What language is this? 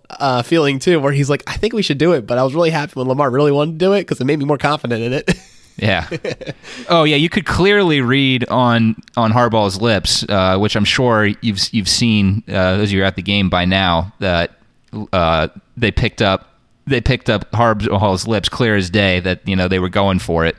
English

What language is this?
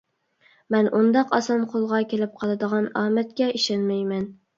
Uyghur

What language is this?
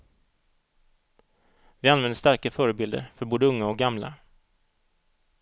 Swedish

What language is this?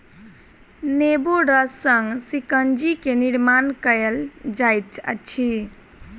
Maithili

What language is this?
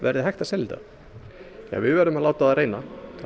Icelandic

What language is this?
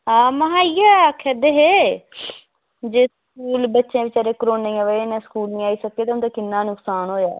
Dogri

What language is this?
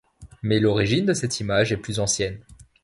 French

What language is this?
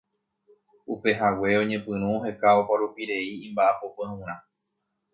Guarani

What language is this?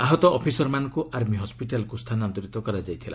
Odia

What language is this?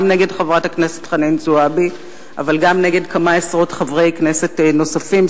Hebrew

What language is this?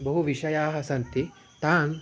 Sanskrit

